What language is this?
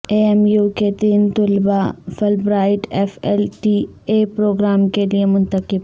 Urdu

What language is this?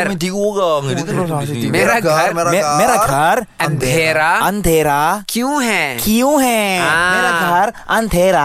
Malay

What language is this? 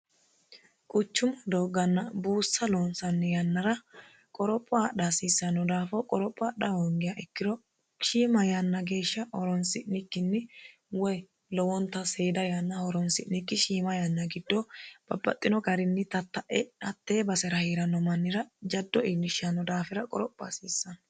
Sidamo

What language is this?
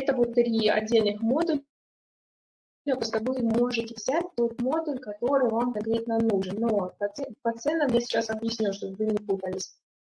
Russian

